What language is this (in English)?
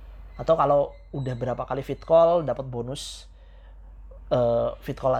Indonesian